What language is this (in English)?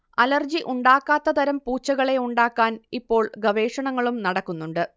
Malayalam